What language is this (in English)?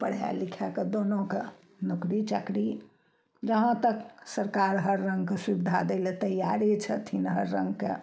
Maithili